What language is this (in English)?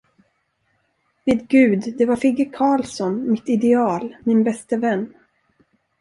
Swedish